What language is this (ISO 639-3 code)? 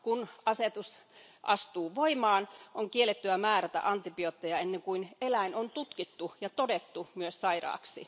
fin